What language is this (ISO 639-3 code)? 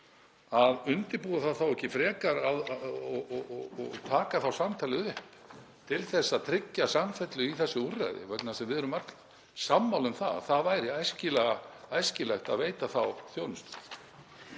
isl